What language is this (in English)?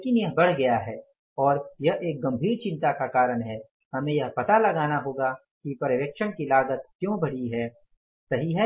Hindi